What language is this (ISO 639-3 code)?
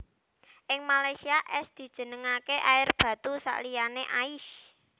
jav